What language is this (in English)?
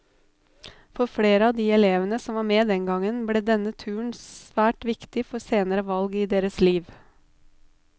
Norwegian